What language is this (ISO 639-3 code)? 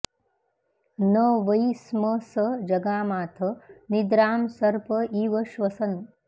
san